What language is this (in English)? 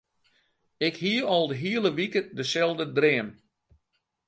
Western Frisian